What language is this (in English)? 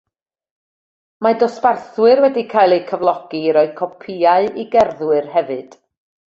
Welsh